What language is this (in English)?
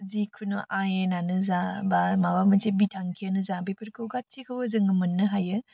Bodo